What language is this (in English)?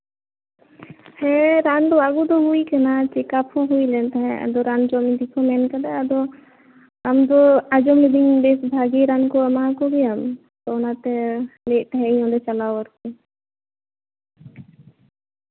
Santali